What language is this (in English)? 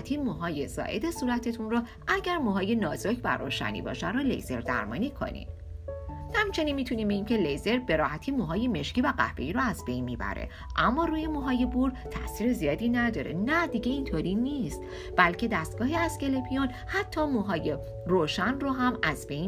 Persian